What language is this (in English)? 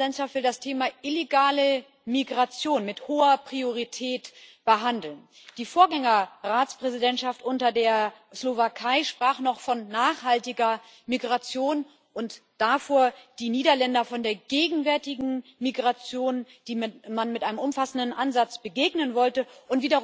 German